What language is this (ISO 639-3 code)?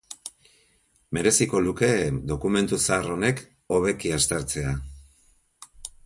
eus